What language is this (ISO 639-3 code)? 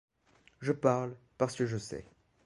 fra